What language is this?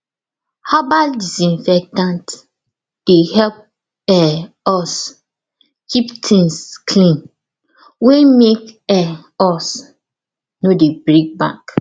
Nigerian Pidgin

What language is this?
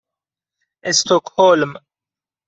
Persian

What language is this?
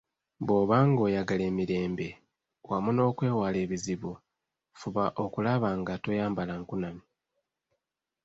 Ganda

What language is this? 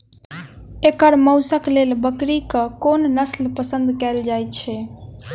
Maithili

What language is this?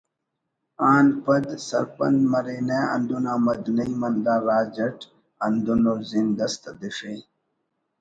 Brahui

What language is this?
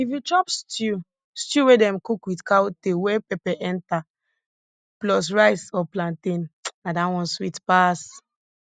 Nigerian Pidgin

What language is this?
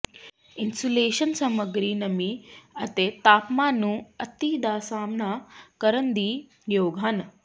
Punjabi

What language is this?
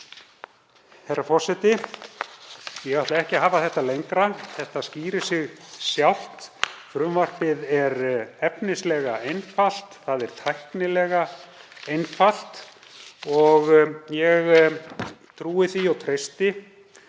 Icelandic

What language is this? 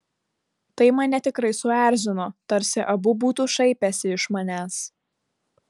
Lithuanian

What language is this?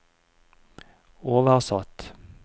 Norwegian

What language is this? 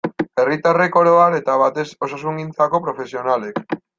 Basque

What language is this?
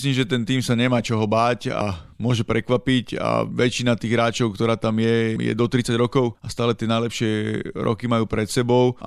Slovak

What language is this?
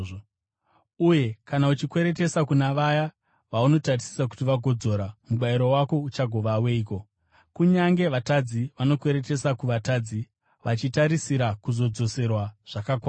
Shona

